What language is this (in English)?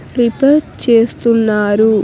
Telugu